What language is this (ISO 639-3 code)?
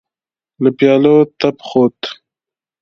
pus